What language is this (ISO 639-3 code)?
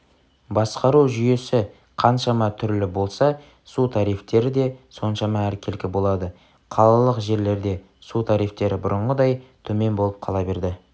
kaz